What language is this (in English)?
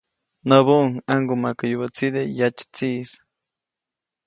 Copainalá Zoque